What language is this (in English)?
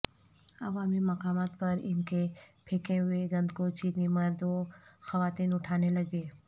Urdu